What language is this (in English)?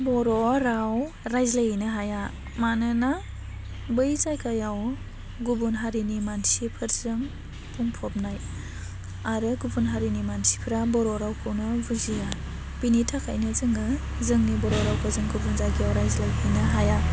Bodo